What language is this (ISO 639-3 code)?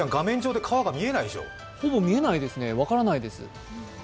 jpn